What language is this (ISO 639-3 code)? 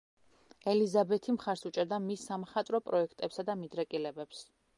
kat